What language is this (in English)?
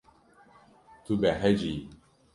Kurdish